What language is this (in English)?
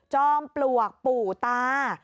Thai